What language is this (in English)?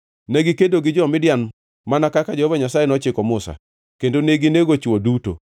Luo (Kenya and Tanzania)